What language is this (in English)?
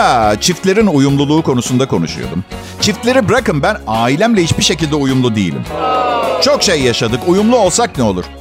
Turkish